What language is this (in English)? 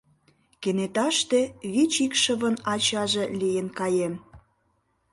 Mari